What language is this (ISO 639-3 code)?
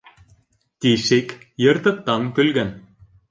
bak